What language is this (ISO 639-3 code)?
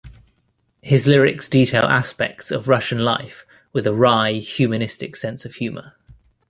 eng